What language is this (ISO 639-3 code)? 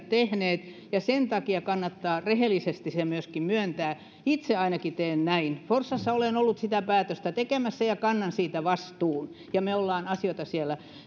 fin